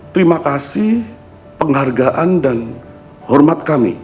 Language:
Indonesian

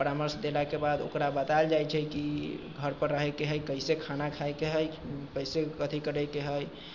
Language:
Maithili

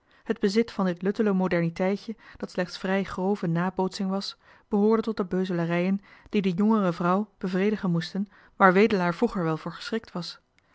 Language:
Dutch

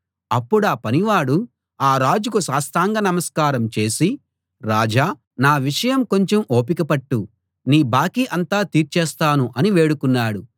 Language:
Telugu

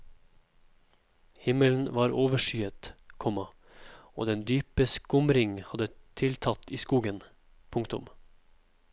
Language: Norwegian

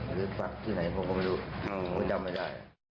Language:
Thai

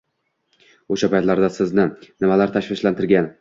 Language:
Uzbek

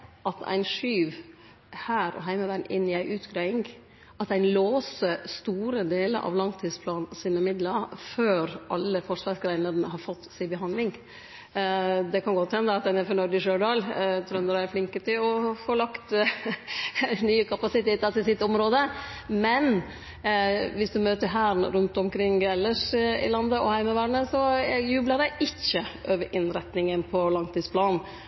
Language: Norwegian Nynorsk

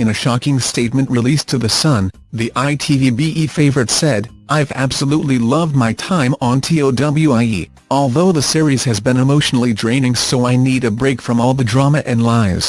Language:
English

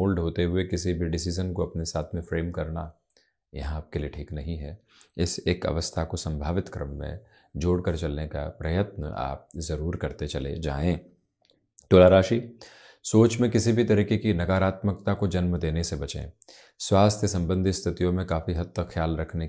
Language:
Hindi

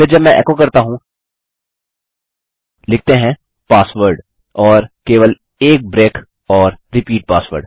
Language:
Hindi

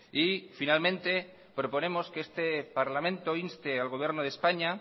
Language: Spanish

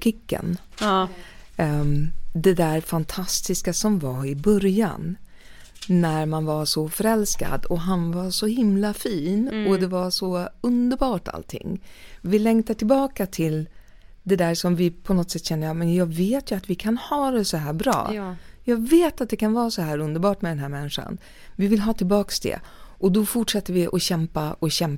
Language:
Swedish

